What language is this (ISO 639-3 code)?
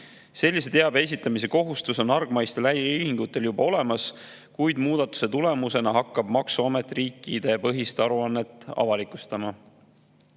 est